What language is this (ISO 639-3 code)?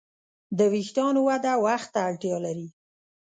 pus